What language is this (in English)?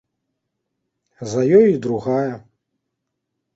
Belarusian